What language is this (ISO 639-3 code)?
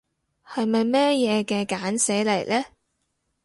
yue